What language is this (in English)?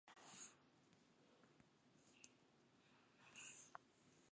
Basque